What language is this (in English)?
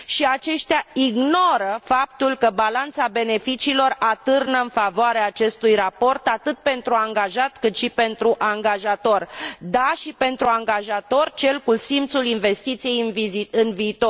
Romanian